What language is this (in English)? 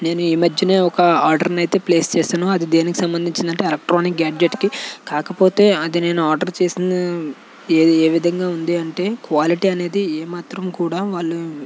Telugu